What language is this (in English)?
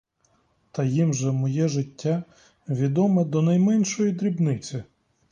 Ukrainian